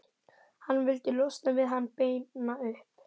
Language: Icelandic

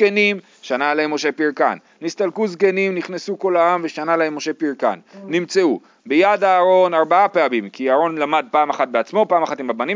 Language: Hebrew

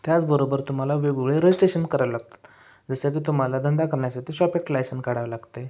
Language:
Marathi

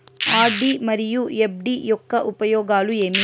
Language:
Telugu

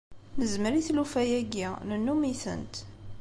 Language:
Kabyle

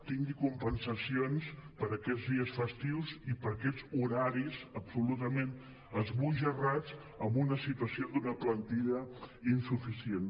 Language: Catalan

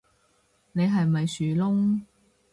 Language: Cantonese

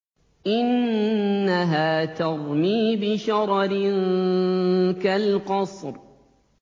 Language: Arabic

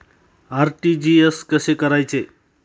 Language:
Marathi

